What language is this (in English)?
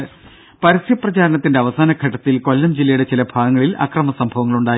Malayalam